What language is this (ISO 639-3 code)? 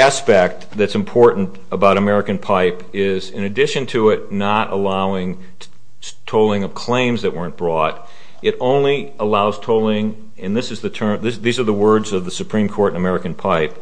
eng